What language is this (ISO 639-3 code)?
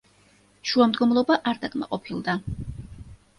kat